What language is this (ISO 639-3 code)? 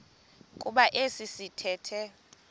xho